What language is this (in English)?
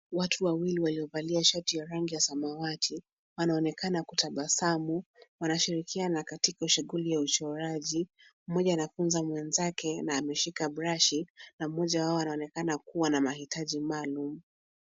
Swahili